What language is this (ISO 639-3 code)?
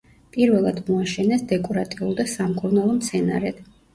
kat